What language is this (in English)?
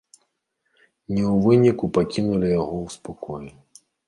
Belarusian